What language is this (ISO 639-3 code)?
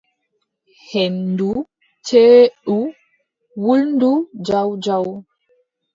fub